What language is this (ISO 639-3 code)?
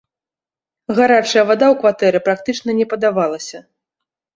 bel